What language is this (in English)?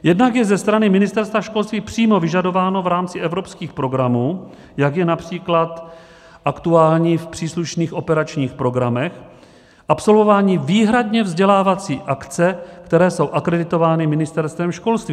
Czech